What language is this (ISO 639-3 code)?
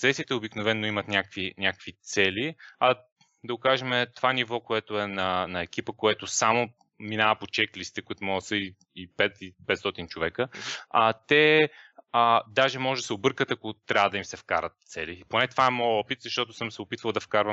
bul